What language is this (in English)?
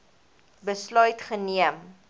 Afrikaans